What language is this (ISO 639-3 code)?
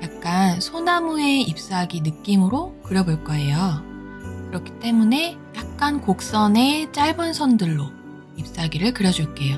kor